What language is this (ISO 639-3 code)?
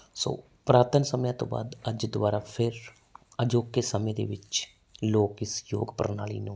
pan